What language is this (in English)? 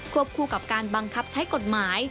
Thai